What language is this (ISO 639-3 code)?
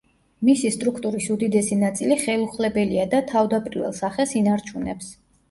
kat